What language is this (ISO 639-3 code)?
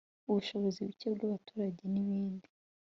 kin